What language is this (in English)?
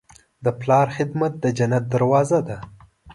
Pashto